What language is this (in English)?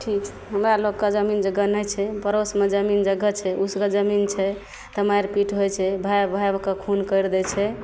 Maithili